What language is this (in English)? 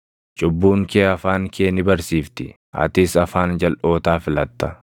Oromo